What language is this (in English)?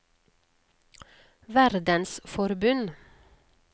Norwegian